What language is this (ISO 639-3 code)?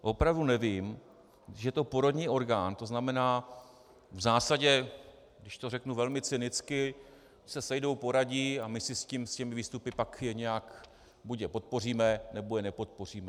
ces